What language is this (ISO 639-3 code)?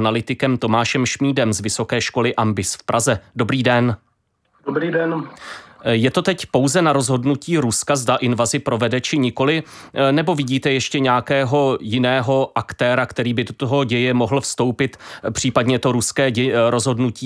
ces